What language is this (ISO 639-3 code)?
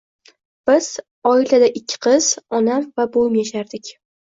uzb